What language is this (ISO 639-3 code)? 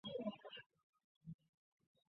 zho